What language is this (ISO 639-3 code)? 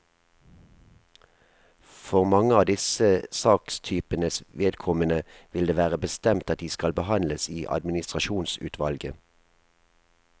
nor